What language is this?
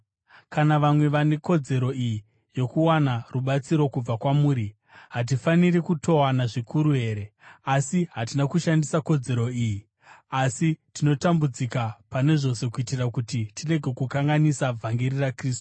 Shona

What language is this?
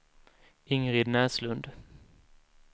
Swedish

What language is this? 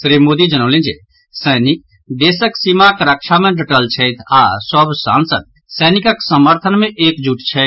Maithili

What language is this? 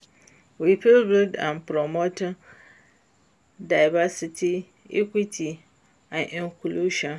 Nigerian Pidgin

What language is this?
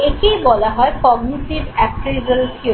Bangla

